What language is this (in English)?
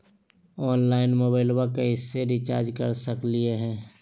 Magahi